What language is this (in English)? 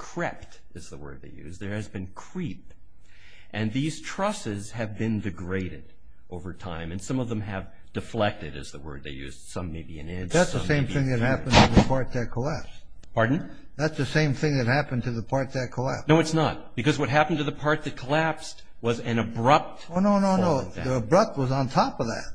English